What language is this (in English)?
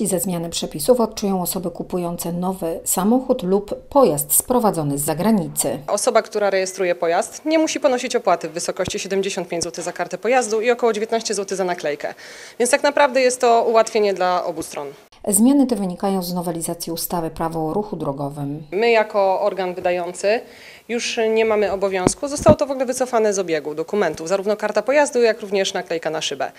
Polish